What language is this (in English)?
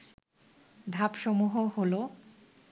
Bangla